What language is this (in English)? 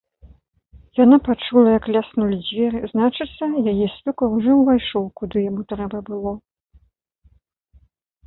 Belarusian